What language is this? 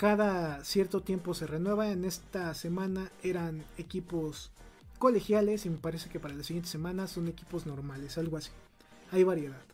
Spanish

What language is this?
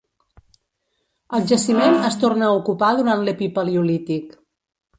Catalan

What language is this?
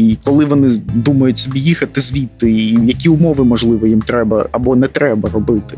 Ukrainian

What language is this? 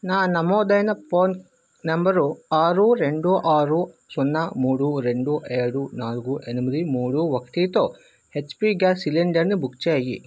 Telugu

